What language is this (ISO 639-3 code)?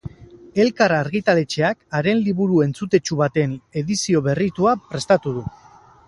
eus